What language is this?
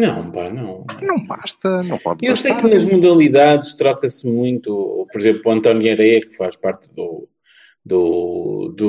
Portuguese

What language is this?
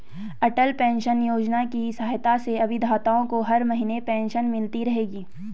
Hindi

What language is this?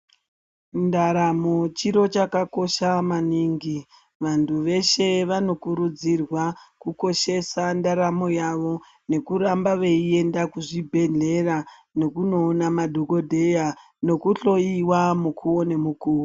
Ndau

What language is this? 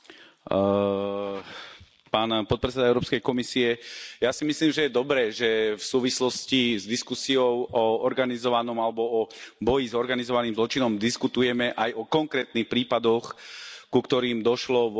Slovak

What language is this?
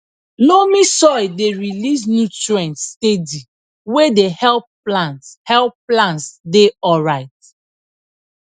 Nigerian Pidgin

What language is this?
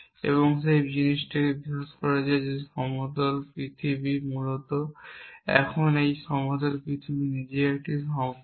Bangla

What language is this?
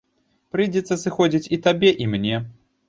Belarusian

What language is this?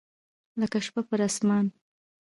Pashto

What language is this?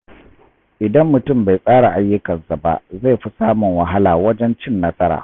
Hausa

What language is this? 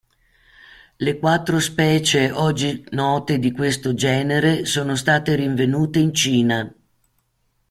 Italian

